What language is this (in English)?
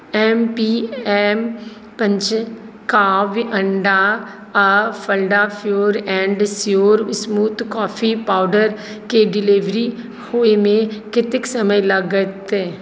Maithili